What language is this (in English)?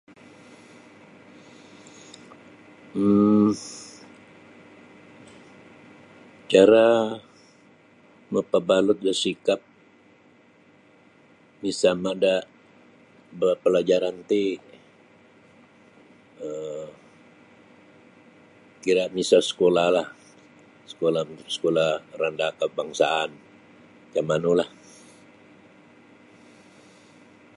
Sabah Bisaya